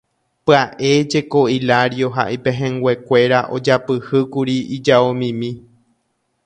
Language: Guarani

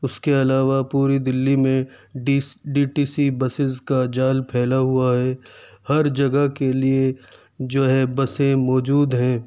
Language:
Urdu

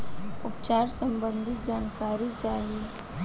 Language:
Bhojpuri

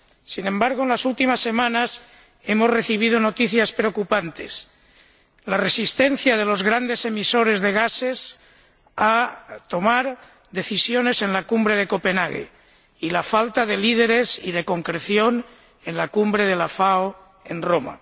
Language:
Spanish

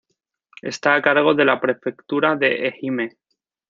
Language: Spanish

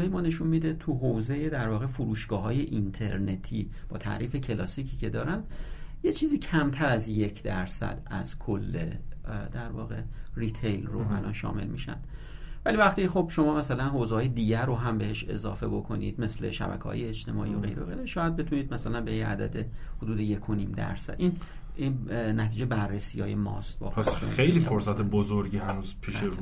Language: Persian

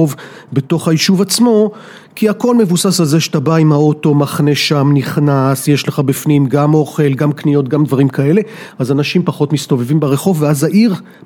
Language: Hebrew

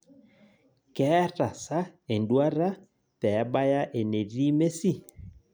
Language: Masai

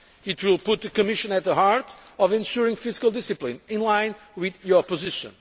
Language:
English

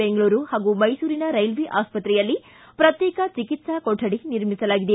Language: Kannada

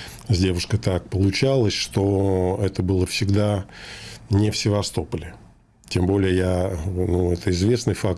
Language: Russian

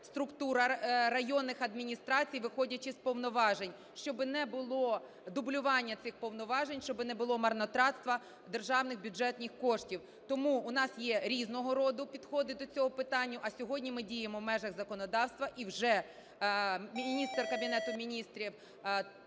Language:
Ukrainian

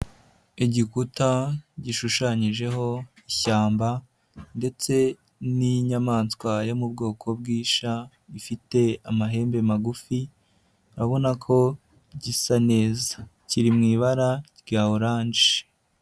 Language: Kinyarwanda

